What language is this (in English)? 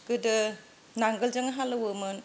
Bodo